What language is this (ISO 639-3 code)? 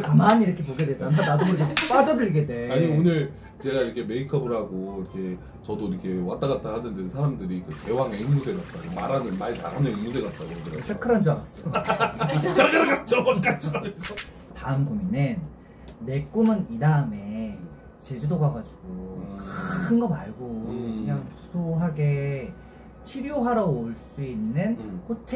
kor